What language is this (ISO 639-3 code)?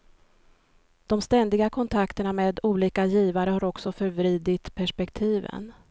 swe